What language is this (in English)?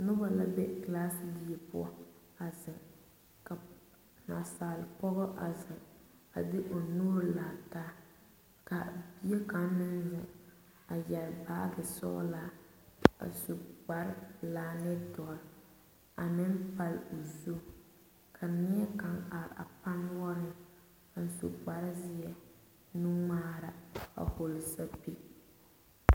Southern Dagaare